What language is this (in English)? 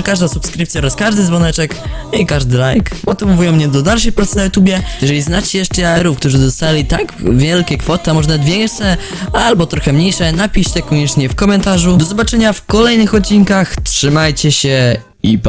Polish